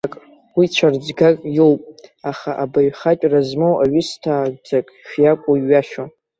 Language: Abkhazian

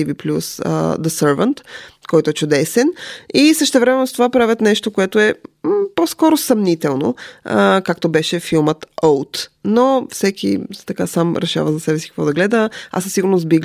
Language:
Bulgarian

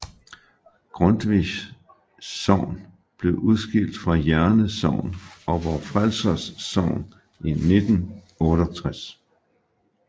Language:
Danish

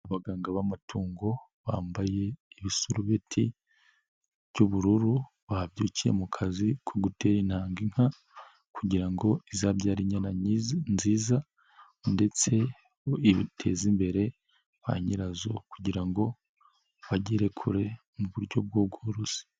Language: Kinyarwanda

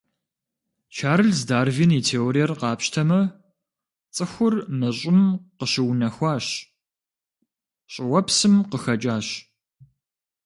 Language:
Kabardian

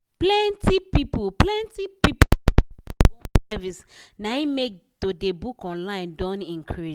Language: Nigerian Pidgin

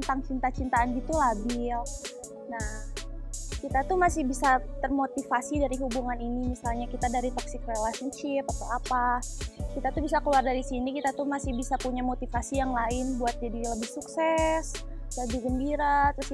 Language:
Indonesian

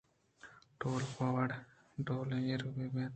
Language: Eastern Balochi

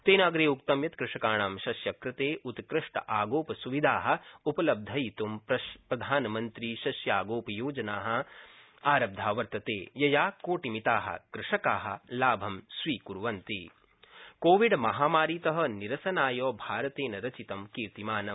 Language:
Sanskrit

